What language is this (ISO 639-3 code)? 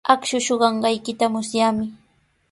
qws